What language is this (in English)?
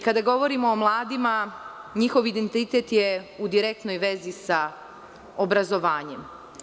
Serbian